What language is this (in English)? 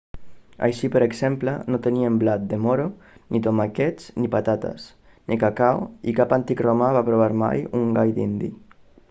Catalan